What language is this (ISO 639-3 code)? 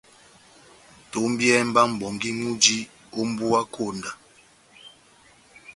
bnm